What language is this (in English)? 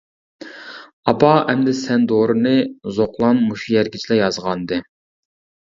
Uyghur